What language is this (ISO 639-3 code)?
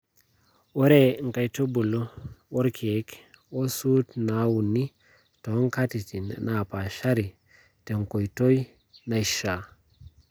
mas